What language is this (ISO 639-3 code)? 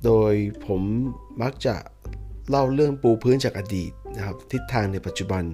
tha